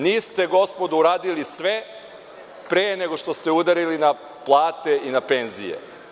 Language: Serbian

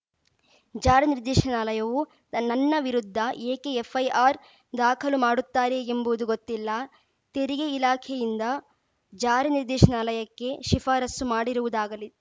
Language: Kannada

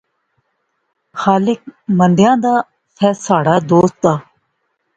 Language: Pahari-Potwari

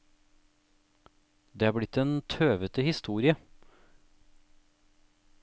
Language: Norwegian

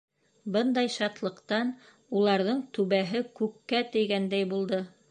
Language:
Bashkir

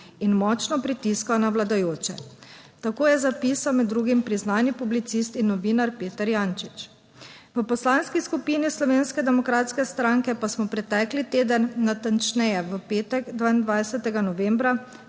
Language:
Slovenian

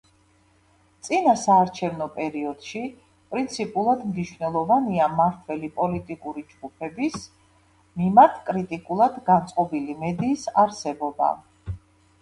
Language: Georgian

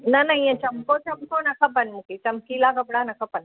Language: Sindhi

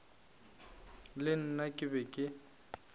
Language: Northern Sotho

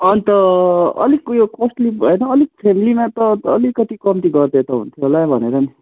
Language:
Nepali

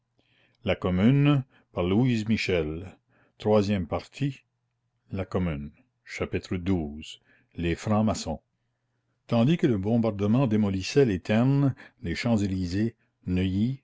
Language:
French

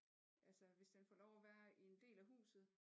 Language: Danish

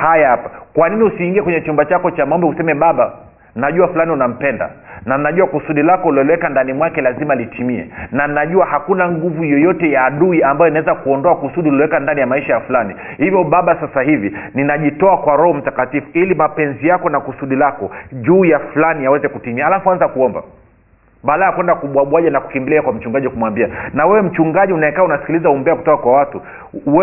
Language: Swahili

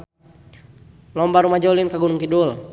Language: Sundanese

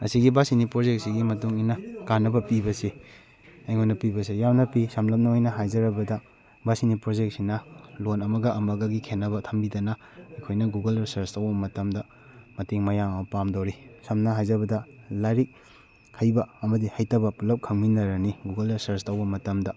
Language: Manipuri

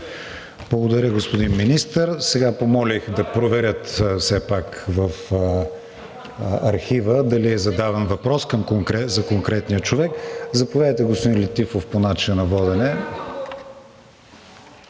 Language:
Bulgarian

